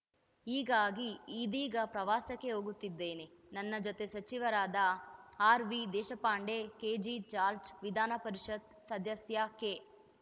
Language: Kannada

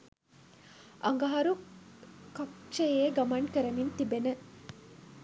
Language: Sinhala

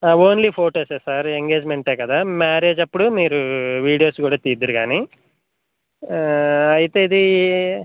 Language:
Telugu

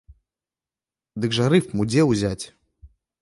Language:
Belarusian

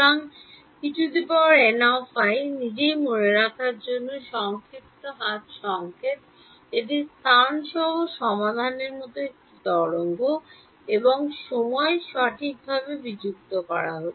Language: Bangla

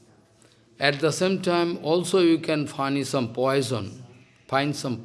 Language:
English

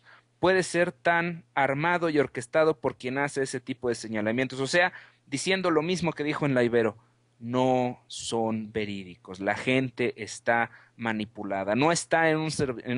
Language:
Spanish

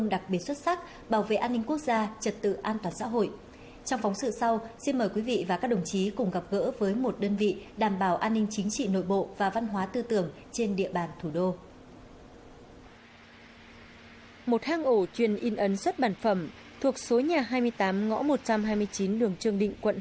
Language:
Vietnamese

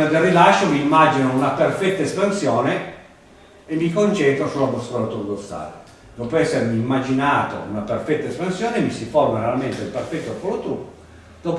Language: Italian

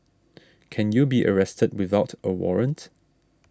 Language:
English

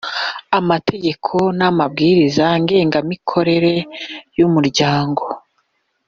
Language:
Kinyarwanda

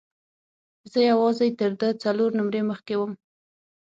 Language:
Pashto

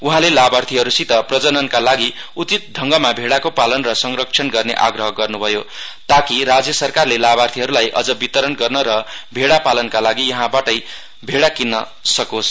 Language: Nepali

